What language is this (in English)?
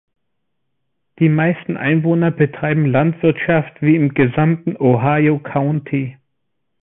German